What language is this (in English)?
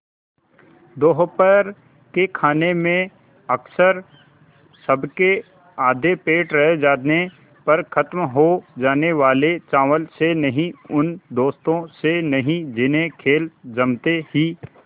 Hindi